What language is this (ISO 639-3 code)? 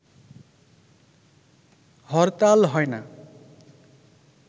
ben